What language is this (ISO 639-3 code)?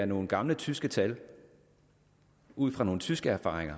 dan